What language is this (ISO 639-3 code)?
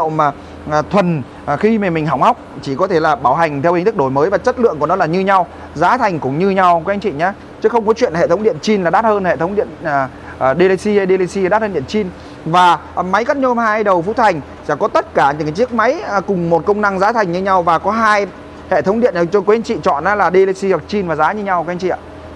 vie